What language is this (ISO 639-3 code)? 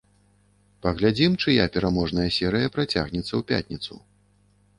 bel